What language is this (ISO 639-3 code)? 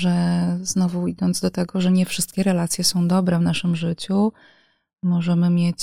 pol